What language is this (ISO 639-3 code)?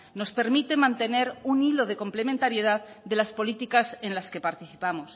spa